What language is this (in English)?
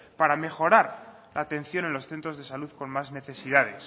Spanish